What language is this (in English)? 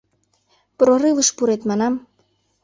Mari